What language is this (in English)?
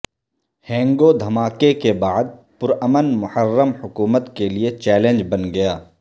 Urdu